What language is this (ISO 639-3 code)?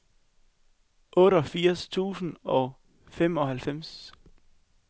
dan